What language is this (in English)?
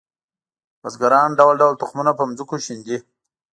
Pashto